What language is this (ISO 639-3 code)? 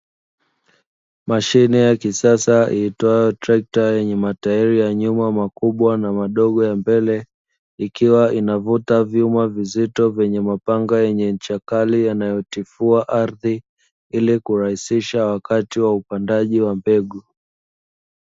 swa